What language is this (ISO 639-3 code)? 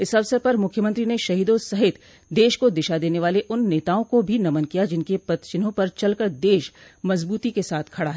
hin